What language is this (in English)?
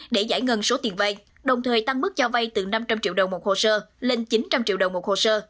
Vietnamese